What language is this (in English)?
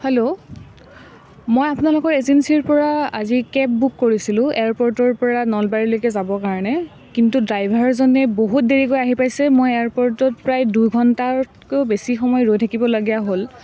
Assamese